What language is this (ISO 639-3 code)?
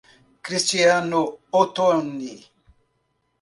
por